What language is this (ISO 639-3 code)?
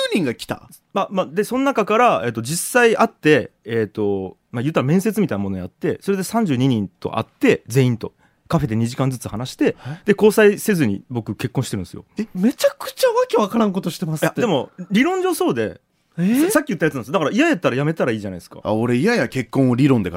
jpn